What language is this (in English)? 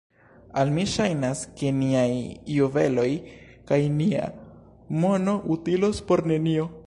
Esperanto